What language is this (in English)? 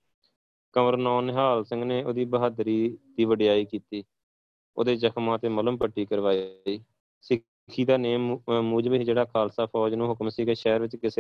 Punjabi